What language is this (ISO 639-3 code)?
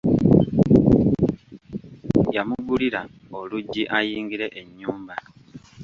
lug